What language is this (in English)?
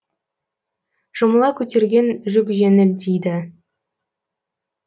Kazakh